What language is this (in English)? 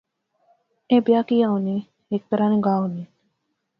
Pahari-Potwari